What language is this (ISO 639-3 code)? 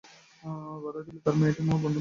ben